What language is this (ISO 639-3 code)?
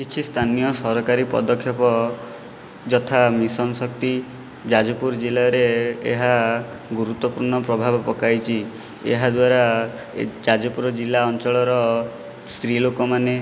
ori